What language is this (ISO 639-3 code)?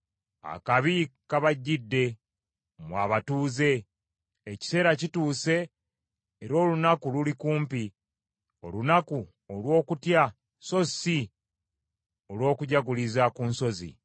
lug